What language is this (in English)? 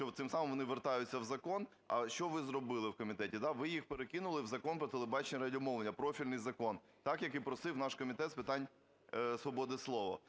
Ukrainian